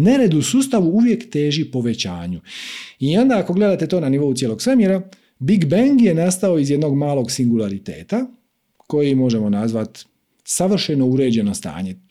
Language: Croatian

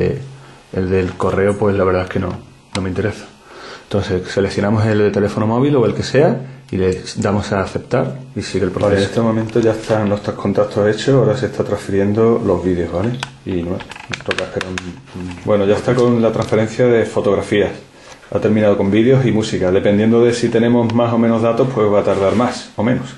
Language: Spanish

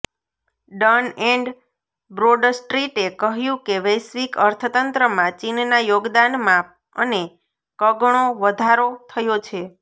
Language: Gujarati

